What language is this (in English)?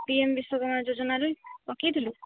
Odia